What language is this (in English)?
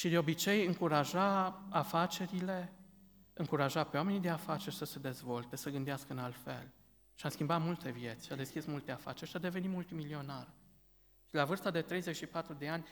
Romanian